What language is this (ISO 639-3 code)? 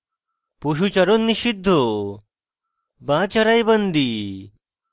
ben